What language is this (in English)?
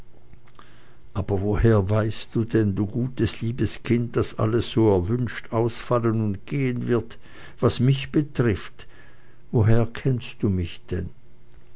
German